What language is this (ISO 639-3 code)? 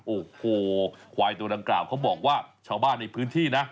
tha